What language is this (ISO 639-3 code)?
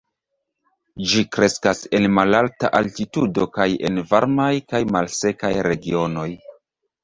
epo